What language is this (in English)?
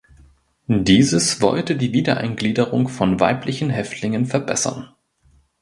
German